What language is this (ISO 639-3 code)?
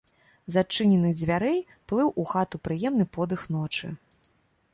bel